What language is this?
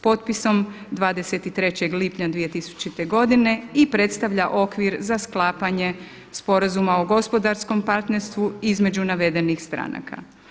Croatian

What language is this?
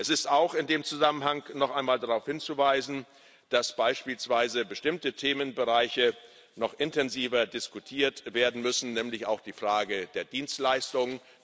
German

